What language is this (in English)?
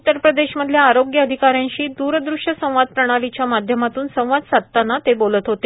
Marathi